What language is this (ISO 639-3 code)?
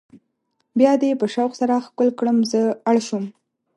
pus